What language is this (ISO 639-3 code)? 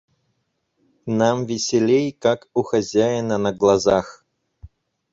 rus